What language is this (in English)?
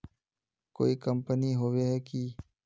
Magahi